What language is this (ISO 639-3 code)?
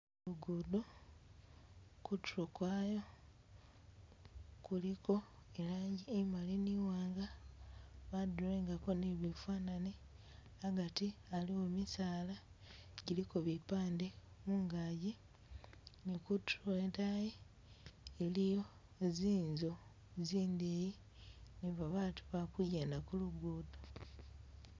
myx